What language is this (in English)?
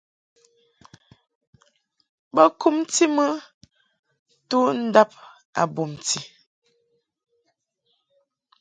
Mungaka